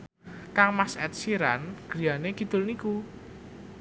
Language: Javanese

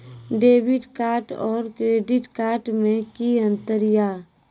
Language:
Maithili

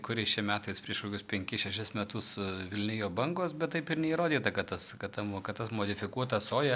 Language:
Lithuanian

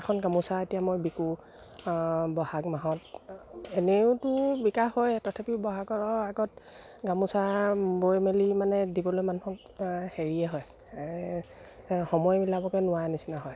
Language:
Assamese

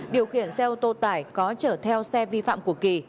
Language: Vietnamese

